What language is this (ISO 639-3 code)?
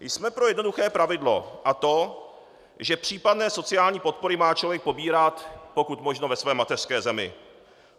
ces